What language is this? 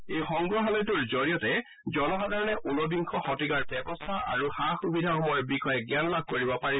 Assamese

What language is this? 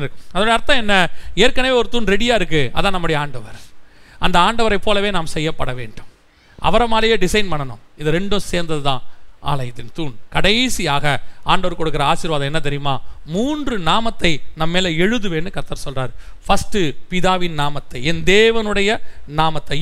Tamil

